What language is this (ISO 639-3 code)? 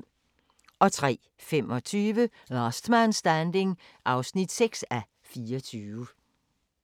dan